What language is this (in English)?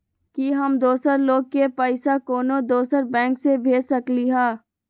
Magahi